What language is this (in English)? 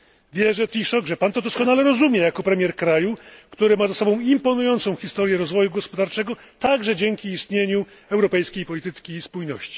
Polish